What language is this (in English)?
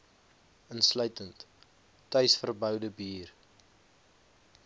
Afrikaans